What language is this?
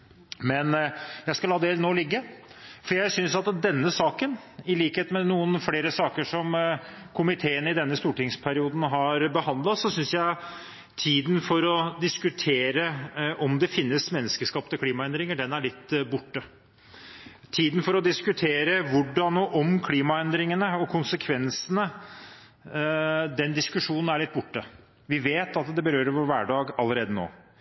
Norwegian Bokmål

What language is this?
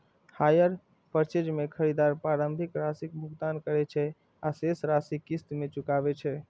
Maithili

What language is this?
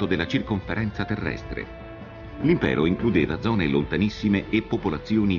Italian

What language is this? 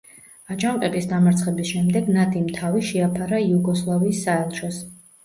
Georgian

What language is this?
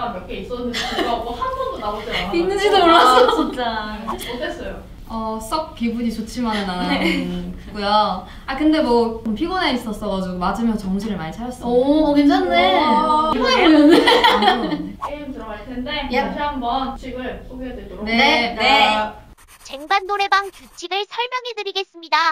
Korean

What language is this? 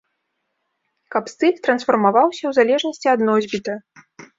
Belarusian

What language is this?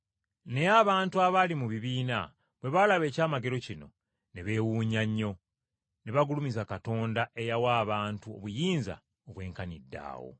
Ganda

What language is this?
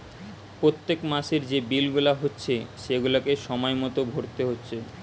Bangla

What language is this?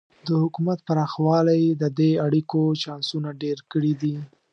Pashto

